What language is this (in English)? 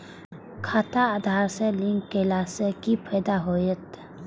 Maithili